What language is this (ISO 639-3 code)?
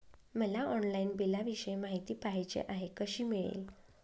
mar